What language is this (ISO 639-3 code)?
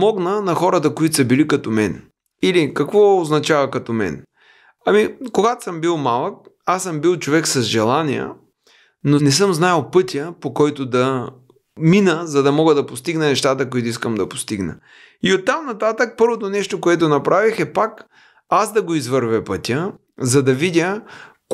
bul